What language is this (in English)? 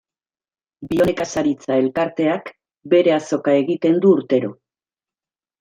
Basque